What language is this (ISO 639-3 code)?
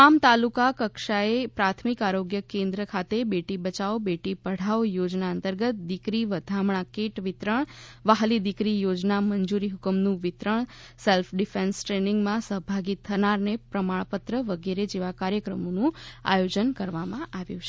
guj